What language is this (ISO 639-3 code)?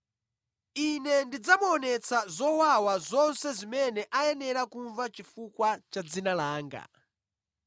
nya